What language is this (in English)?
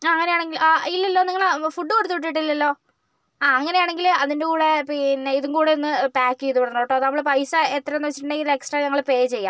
Malayalam